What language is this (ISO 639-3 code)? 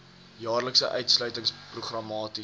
afr